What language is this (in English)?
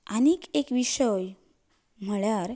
Konkani